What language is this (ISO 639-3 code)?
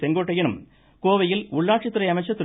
tam